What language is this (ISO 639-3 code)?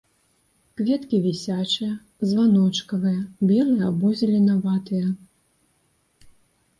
bel